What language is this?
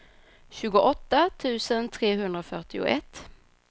Swedish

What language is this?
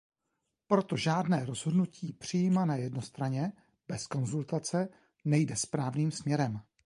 Czech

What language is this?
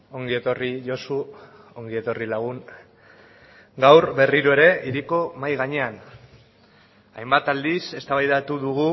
Basque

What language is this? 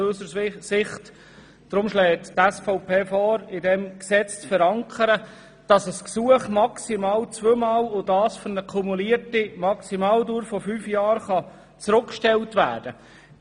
Swiss German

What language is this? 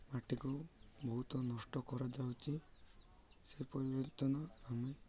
Odia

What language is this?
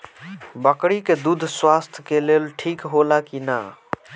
Bhojpuri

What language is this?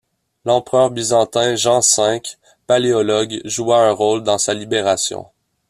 French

